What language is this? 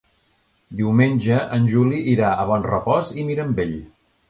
Catalan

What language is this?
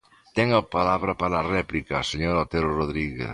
Galician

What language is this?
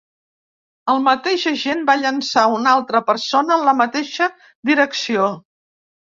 Catalan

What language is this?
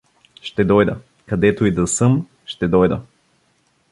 Bulgarian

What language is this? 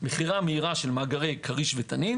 Hebrew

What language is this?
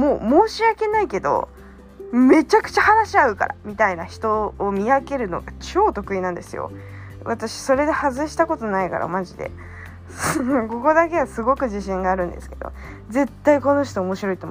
Japanese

